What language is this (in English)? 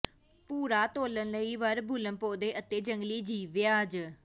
Punjabi